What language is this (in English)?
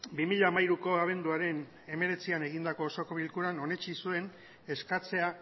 Basque